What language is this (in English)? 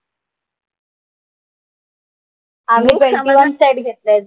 Marathi